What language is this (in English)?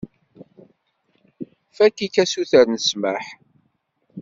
Kabyle